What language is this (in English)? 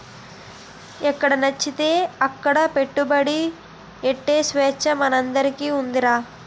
Telugu